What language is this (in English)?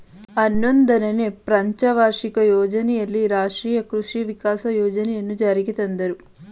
Kannada